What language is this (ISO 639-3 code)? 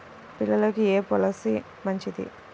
tel